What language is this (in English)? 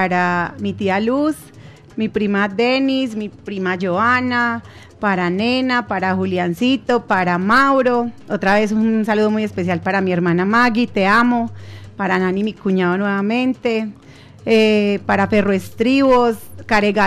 Spanish